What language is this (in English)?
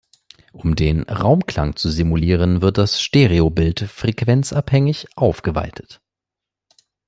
German